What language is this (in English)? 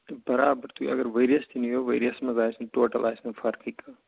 Kashmiri